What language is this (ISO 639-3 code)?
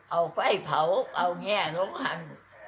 tha